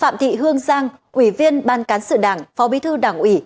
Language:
Vietnamese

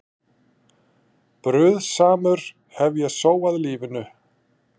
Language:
Icelandic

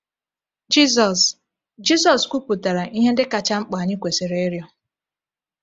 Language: Igbo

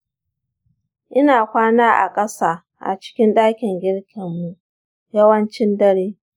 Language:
Hausa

